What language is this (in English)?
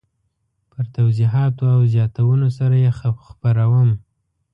Pashto